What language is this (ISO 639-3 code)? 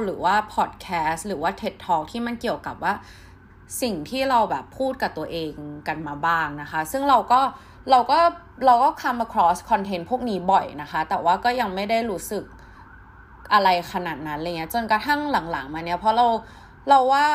tha